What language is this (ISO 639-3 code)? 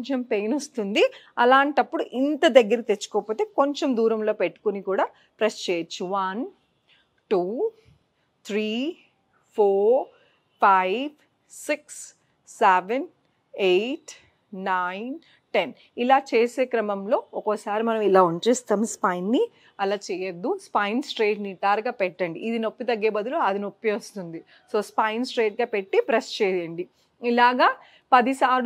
tel